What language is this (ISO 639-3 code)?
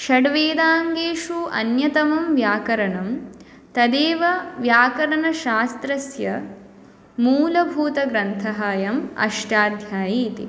san